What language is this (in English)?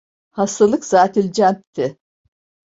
Turkish